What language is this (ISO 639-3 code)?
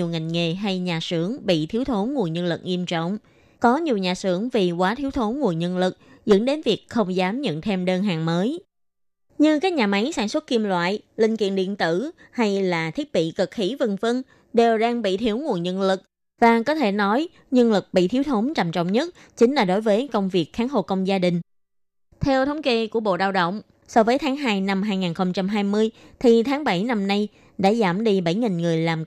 vie